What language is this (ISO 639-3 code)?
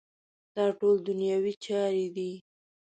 pus